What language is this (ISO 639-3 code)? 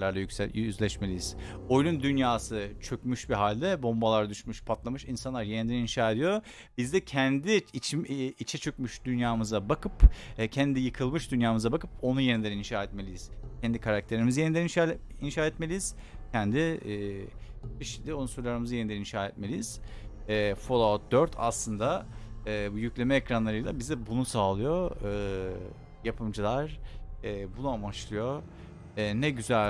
tur